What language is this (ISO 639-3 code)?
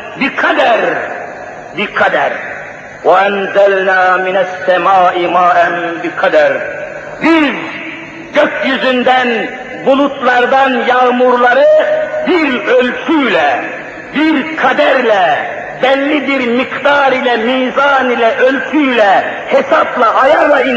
tur